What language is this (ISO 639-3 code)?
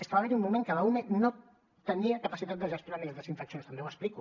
cat